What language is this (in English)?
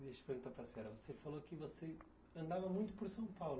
Portuguese